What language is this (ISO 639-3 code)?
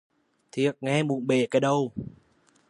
vie